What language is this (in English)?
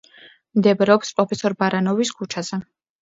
Georgian